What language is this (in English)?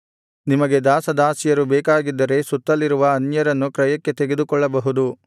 Kannada